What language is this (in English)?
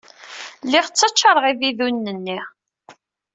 Kabyle